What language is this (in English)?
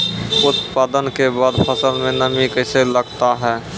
Maithili